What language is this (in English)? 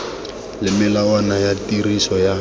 Tswana